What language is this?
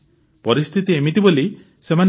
Odia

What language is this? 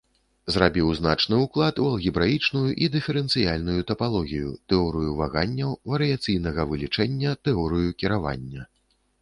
Belarusian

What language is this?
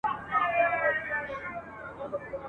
Pashto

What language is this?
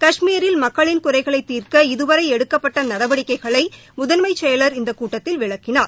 Tamil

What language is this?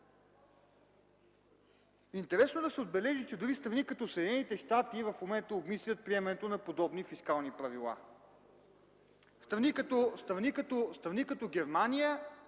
Bulgarian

